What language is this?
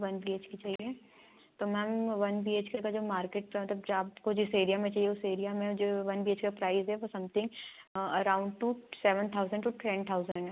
Hindi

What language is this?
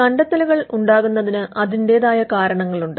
Malayalam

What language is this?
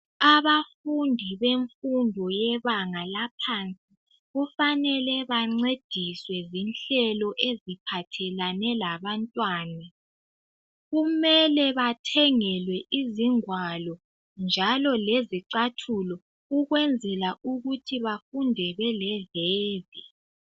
North Ndebele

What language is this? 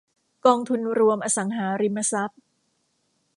Thai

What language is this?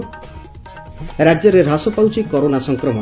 Odia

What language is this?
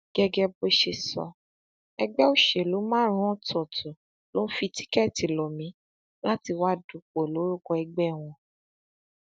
Yoruba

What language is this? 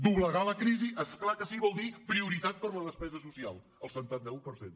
Catalan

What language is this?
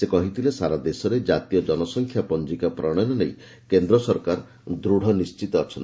Odia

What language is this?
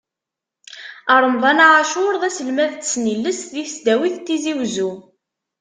Kabyle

